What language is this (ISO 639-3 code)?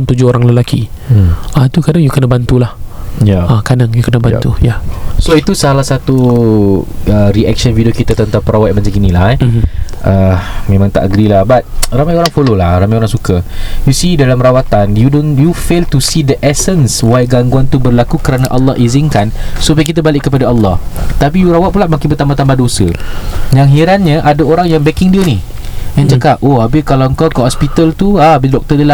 msa